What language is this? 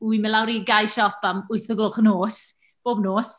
Welsh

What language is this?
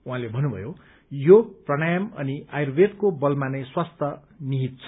Nepali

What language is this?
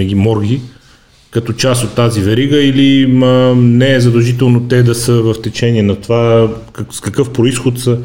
Bulgarian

